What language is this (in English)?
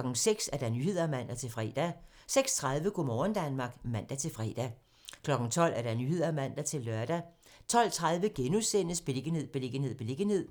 Danish